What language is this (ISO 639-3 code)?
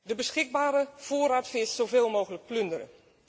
nld